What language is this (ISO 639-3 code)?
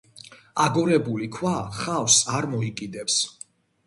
kat